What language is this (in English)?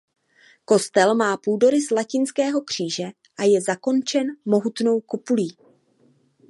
Czech